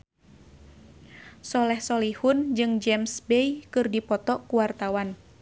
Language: Sundanese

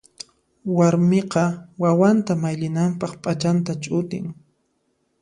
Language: Puno Quechua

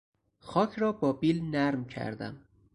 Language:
Persian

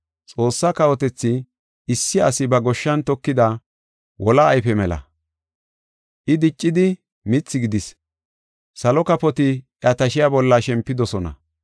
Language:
Gofa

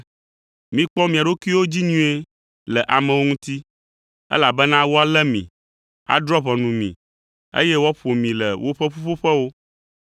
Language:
Ewe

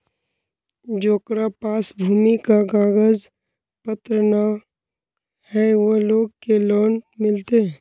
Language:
Magahi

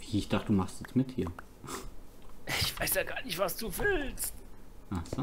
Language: German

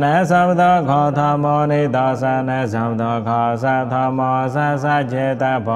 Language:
Thai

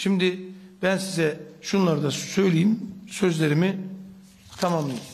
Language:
Turkish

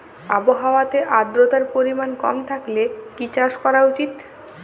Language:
Bangla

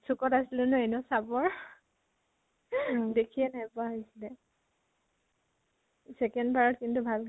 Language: Assamese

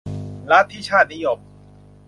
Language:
Thai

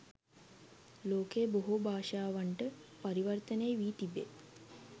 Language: Sinhala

